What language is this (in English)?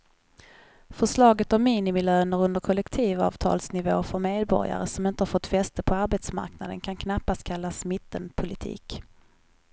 Swedish